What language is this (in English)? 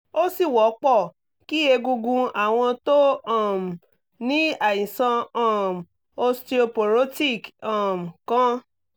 Yoruba